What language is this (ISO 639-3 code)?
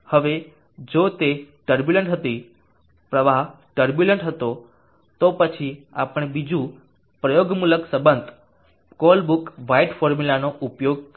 guj